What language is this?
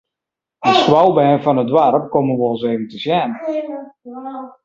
Western Frisian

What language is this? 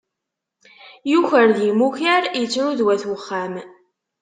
Kabyle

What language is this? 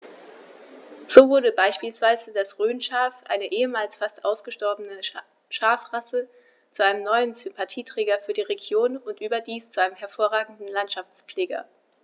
German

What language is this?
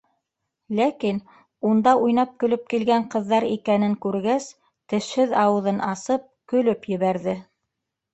Bashkir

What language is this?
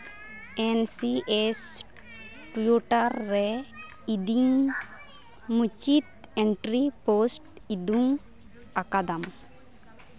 Santali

